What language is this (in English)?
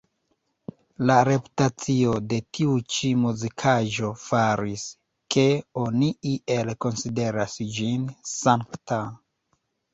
Esperanto